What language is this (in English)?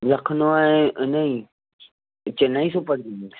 Sindhi